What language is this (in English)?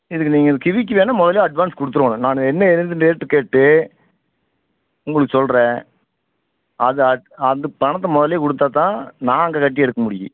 Tamil